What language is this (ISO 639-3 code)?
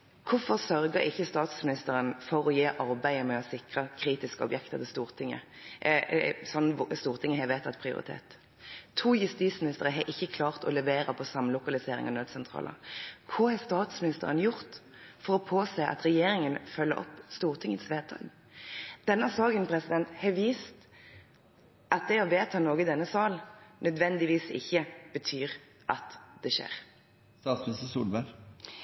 nob